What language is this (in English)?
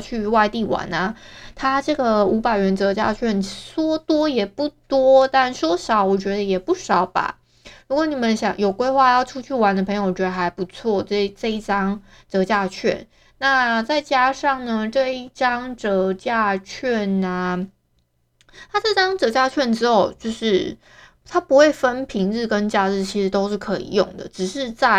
Chinese